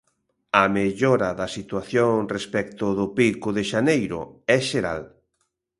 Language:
Galician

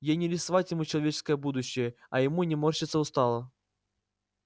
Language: Russian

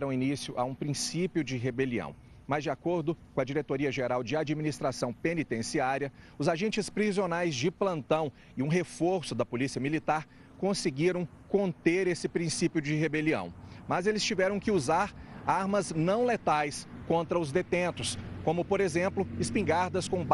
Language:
Portuguese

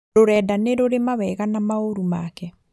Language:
Kikuyu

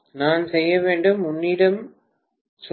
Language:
Tamil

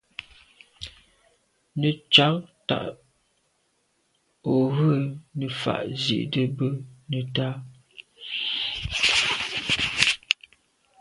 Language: Medumba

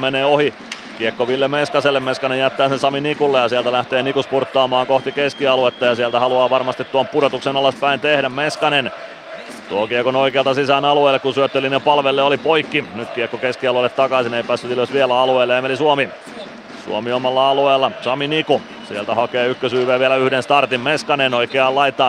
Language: Finnish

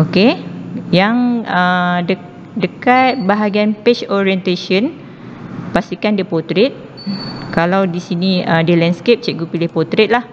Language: Malay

